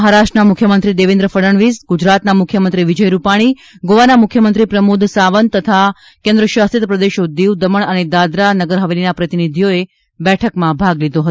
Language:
Gujarati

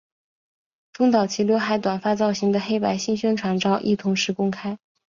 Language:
Chinese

